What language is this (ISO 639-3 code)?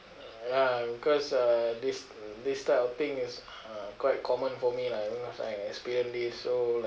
eng